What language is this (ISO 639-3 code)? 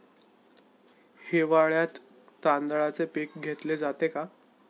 mar